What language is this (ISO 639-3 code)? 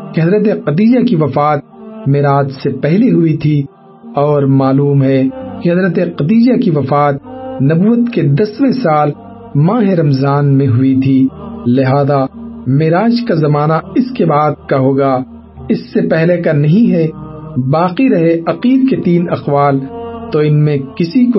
urd